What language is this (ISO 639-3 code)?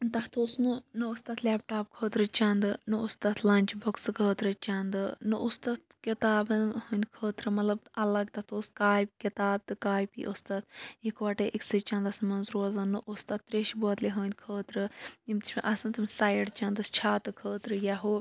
kas